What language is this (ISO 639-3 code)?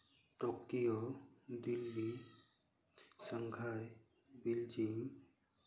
sat